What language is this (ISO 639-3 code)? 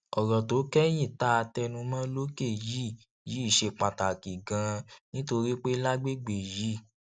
yor